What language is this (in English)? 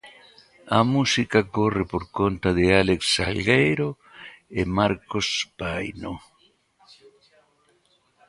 Galician